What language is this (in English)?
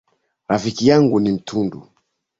Swahili